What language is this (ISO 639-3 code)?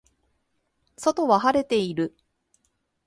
jpn